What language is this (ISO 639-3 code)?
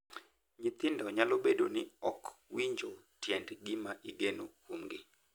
luo